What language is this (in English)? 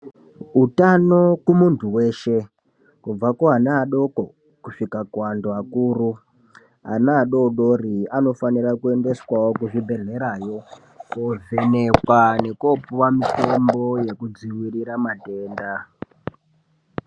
Ndau